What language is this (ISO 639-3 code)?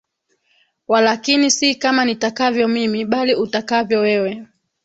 swa